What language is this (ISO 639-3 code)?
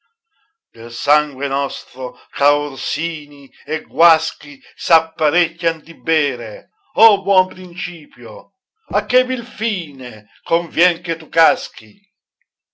ita